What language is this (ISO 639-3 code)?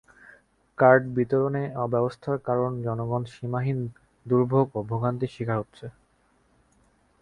ben